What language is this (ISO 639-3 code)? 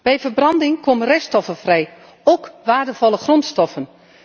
nld